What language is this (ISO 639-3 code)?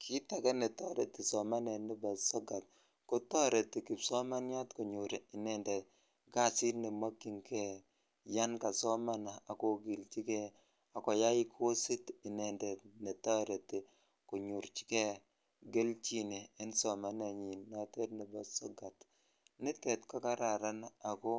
kln